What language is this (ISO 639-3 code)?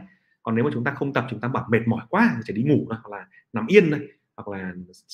vie